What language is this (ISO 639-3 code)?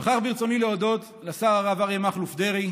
heb